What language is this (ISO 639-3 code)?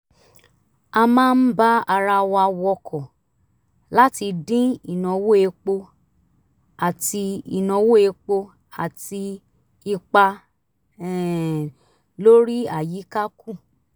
yor